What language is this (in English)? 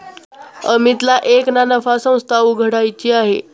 Marathi